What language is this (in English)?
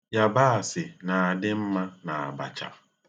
Igbo